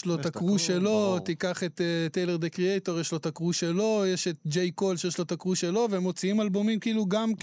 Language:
Hebrew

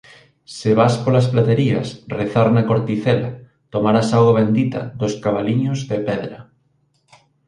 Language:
Galician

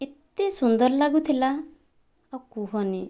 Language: Odia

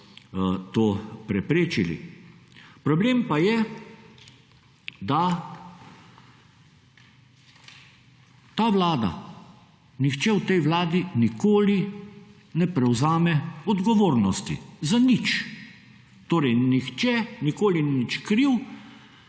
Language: Slovenian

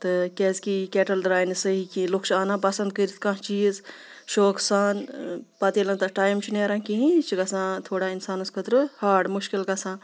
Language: Kashmiri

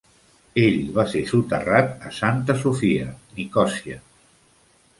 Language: Catalan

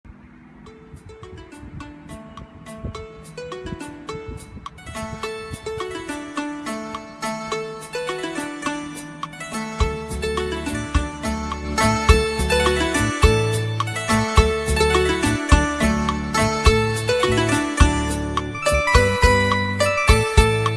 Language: Vietnamese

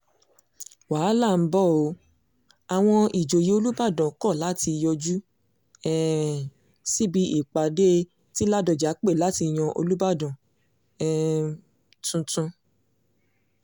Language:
Yoruba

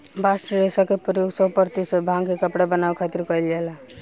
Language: Bhojpuri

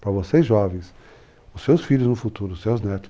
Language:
Portuguese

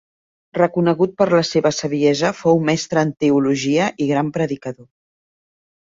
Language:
Catalan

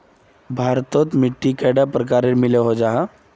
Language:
Magahi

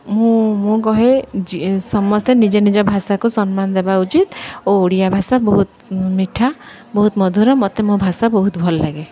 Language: Odia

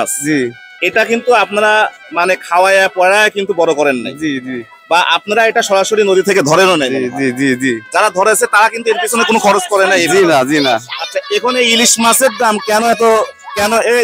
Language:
Turkish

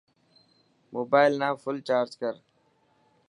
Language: Dhatki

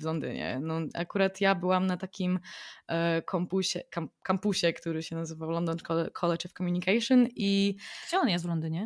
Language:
Polish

